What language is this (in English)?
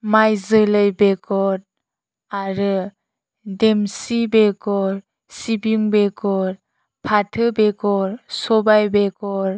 Bodo